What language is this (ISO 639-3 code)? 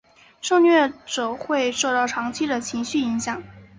zho